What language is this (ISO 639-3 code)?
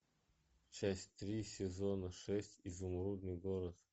rus